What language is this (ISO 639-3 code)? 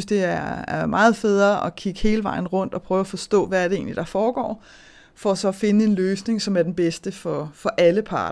dan